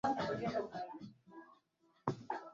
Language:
Swahili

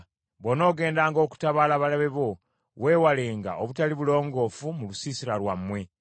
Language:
Ganda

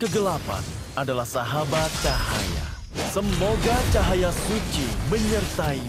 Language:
Indonesian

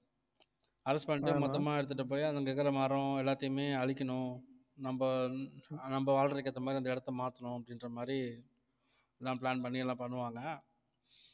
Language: Tamil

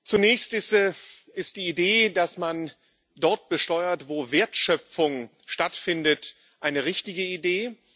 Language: German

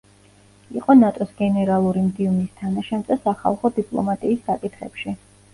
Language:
Georgian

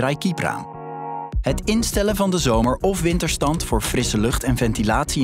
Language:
Dutch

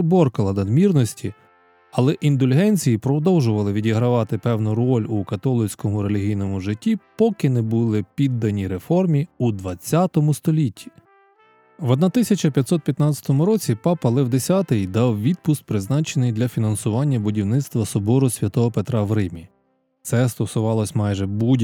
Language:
Ukrainian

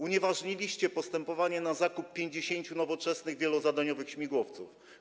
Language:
Polish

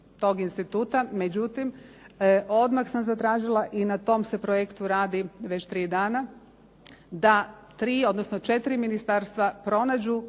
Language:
Croatian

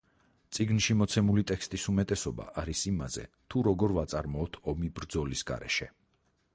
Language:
Georgian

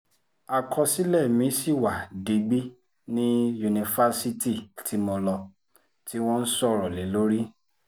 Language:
Yoruba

